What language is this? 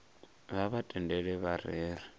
Venda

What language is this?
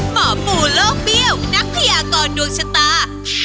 Thai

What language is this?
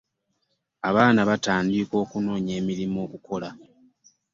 Ganda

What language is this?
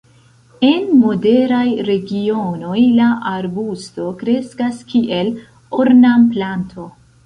Esperanto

